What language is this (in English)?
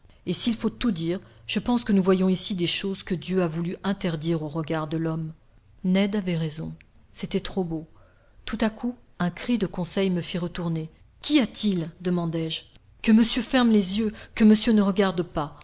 French